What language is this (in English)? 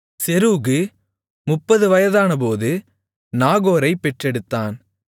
Tamil